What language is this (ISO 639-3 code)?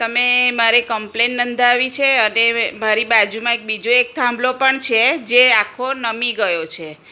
guj